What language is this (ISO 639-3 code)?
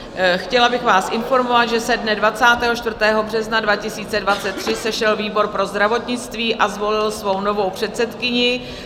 ces